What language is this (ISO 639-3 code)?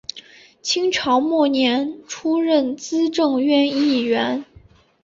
zho